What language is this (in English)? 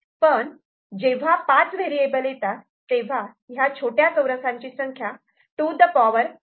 Marathi